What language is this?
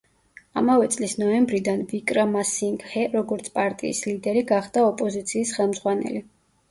Georgian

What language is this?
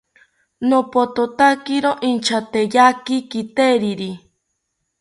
South Ucayali Ashéninka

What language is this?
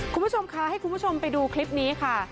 Thai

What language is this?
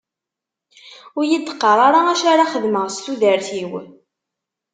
Kabyle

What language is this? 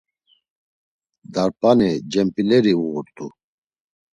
Laz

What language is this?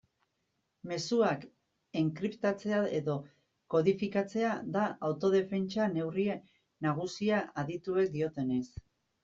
Basque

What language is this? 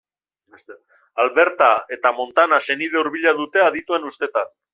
Basque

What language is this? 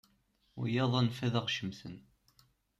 Kabyle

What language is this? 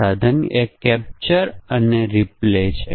Gujarati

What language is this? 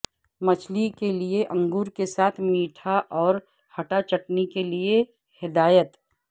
Urdu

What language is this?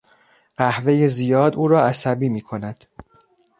Persian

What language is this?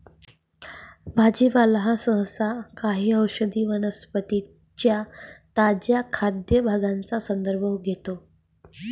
Marathi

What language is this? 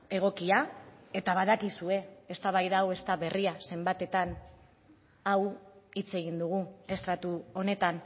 Basque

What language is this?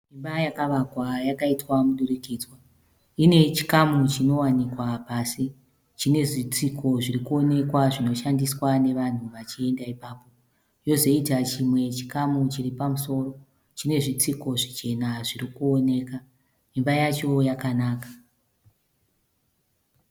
Shona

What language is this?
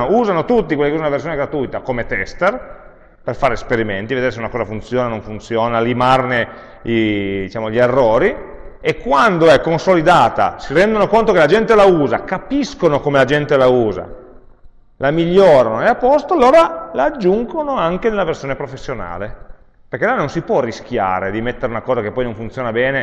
Italian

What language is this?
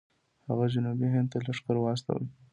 Pashto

